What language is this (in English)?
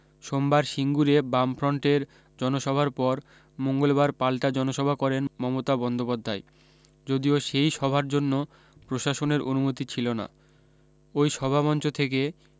Bangla